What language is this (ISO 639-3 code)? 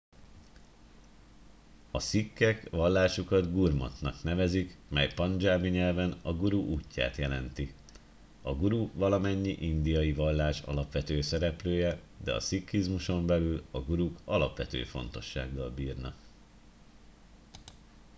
hun